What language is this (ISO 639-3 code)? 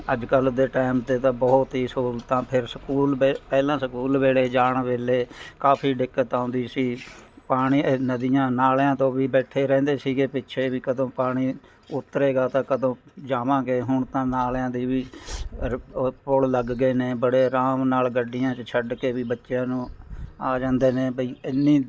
pan